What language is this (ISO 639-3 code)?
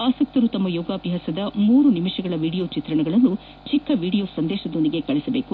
kan